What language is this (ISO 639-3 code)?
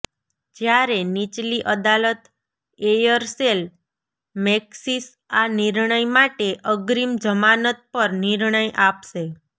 guj